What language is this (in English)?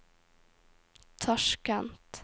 Norwegian